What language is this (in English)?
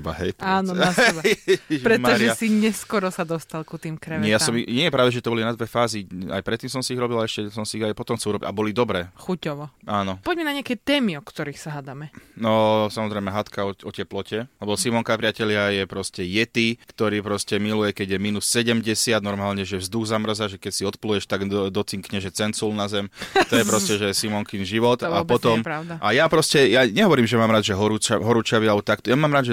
Slovak